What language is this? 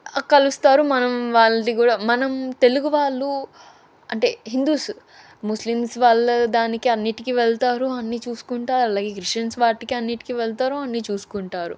Telugu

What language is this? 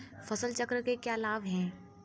Hindi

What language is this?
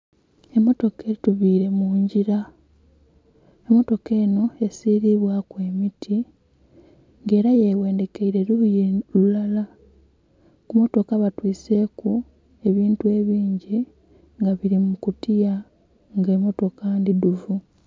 Soga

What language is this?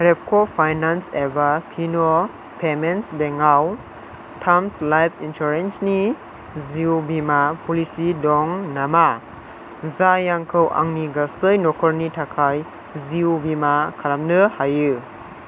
Bodo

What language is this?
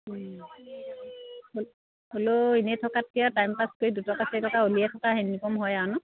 Assamese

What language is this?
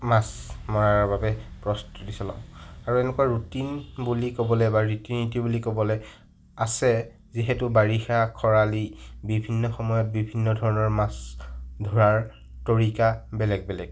Assamese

